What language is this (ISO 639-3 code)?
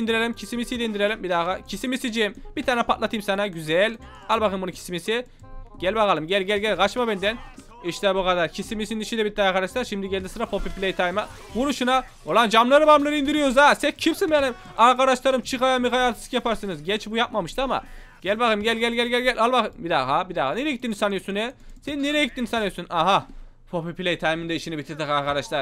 tur